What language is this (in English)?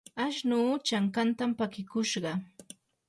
Yanahuanca Pasco Quechua